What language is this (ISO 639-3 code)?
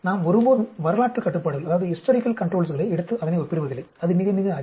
tam